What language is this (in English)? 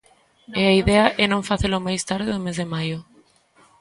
Galician